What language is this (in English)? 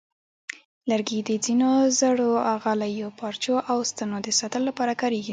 Pashto